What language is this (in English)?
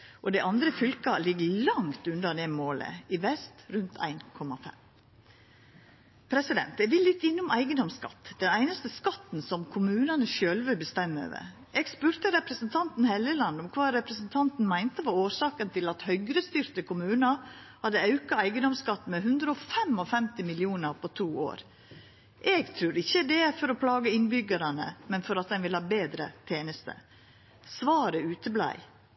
Norwegian Nynorsk